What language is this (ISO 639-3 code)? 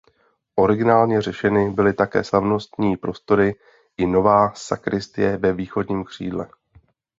ces